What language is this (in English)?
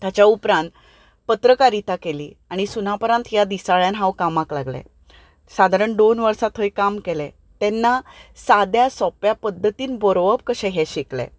Konkani